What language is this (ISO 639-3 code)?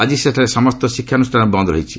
ori